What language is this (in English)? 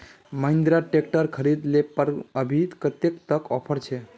Magahi